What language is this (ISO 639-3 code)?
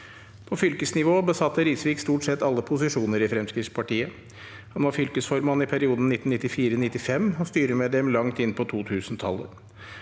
nor